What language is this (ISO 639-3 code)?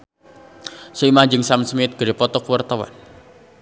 sun